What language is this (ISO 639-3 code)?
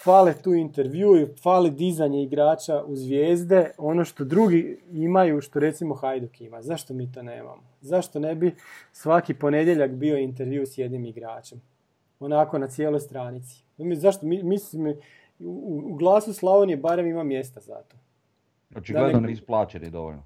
hrv